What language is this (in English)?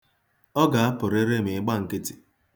Igbo